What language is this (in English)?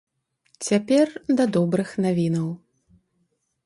Belarusian